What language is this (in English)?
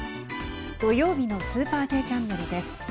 Japanese